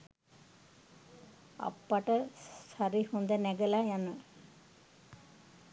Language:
Sinhala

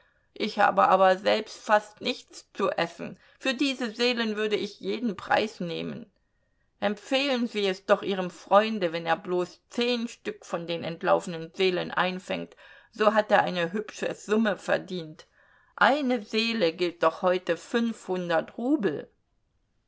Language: German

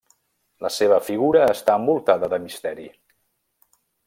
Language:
Catalan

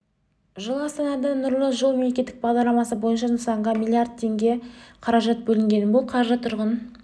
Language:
Kazakh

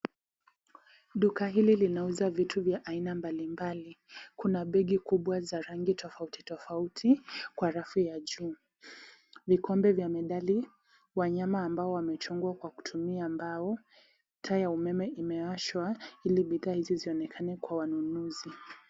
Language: Swahili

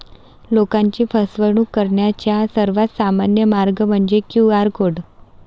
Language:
Marathi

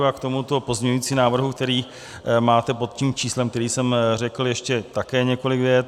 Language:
Czech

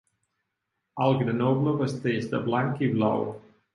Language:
Catalan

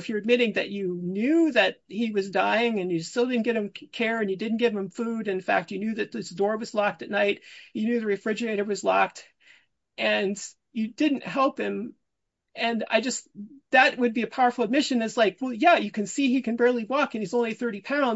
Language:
English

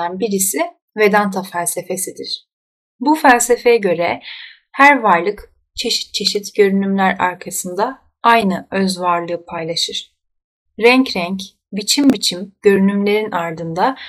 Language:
Turkish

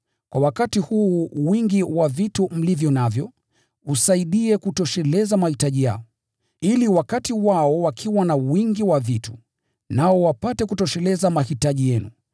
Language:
Swahili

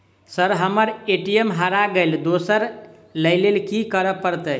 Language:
Maithili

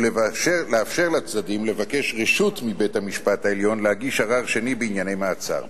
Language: Hebrew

